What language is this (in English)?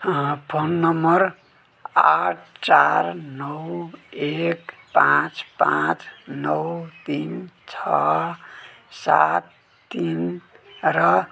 Nepali